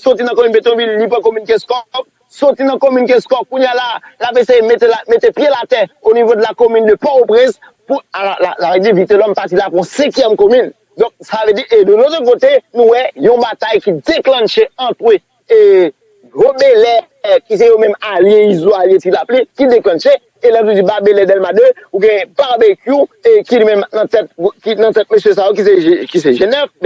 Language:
French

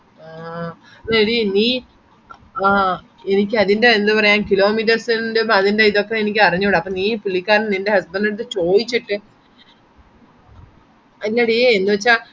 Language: Malayalam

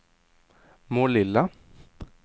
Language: Swedish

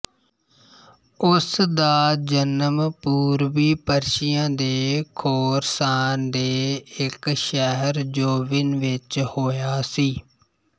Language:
Punjabi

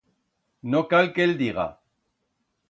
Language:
Aragonese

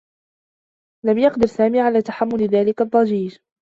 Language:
Arabic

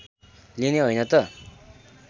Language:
Nepali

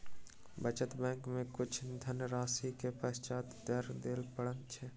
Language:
Maithili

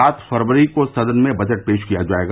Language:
Hindi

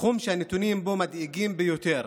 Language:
Hebrew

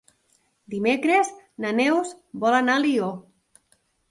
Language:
Catalan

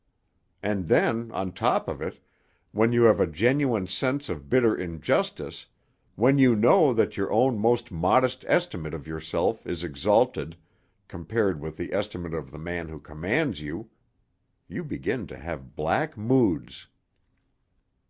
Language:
English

